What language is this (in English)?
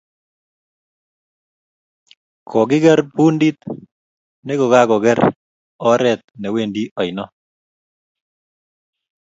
Kalenjin